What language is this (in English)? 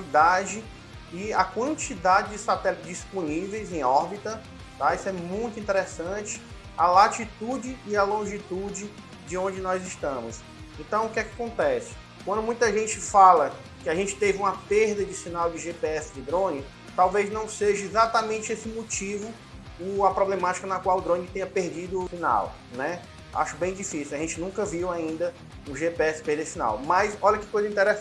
Portuguese